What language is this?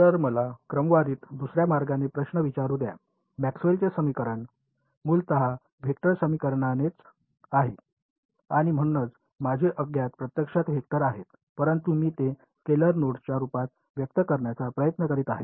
Marathi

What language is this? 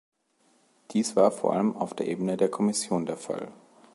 German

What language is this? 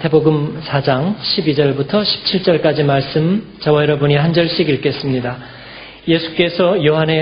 Korean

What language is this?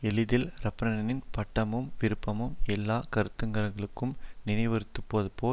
Tamil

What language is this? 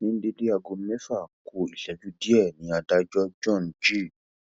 Yoruba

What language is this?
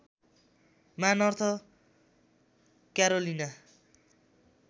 Nepali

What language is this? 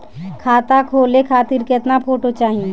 Bhojpuri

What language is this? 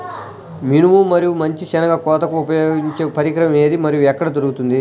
Telugu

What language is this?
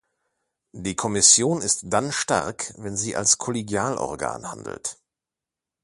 German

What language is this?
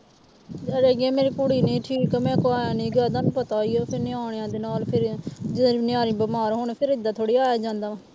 Punjabi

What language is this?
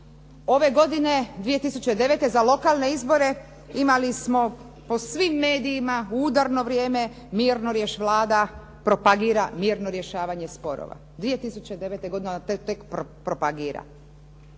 Croatian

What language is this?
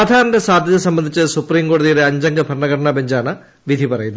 Malayalam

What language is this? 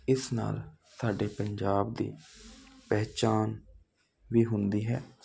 Punjabi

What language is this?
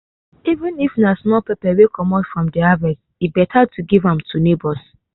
Nigerian Pidgin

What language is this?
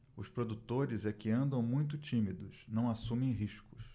Portuguese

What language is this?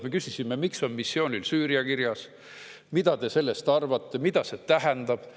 Estonian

